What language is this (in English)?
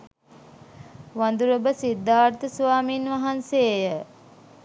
Sinhala